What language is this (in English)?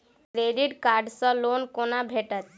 Maithili